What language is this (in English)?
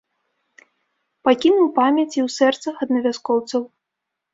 Belarusian